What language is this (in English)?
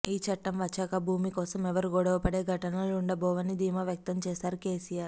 Telugu